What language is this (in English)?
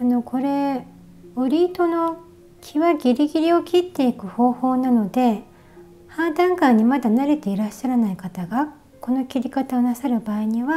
Japanese